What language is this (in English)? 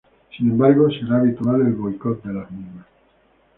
Spanish